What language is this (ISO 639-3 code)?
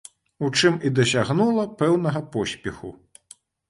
bel